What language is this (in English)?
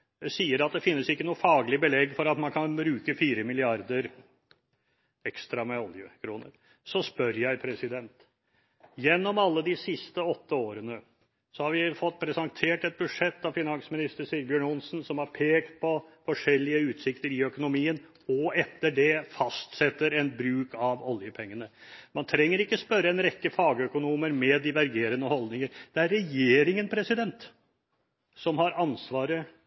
Norwegian Bokmål